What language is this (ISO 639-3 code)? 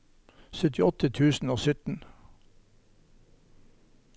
nor